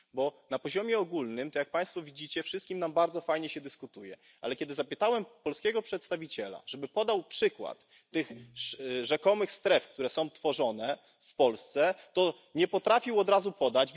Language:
Polish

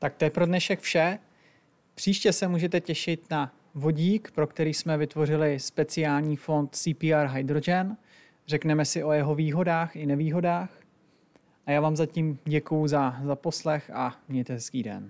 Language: Czech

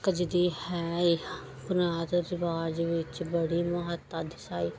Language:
Punjabi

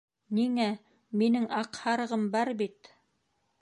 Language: Bashkir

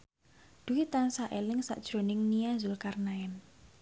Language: Javanese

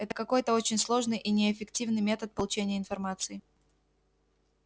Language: Russian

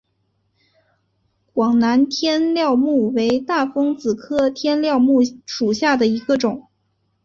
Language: Chinese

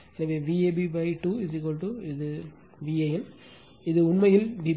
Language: Tamil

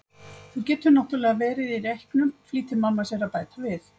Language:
Icelandic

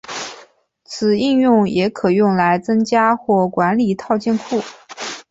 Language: Chinese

